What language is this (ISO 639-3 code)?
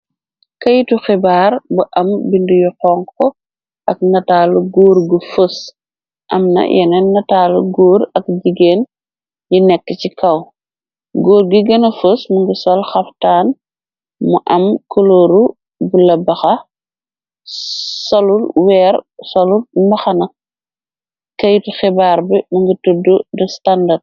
wol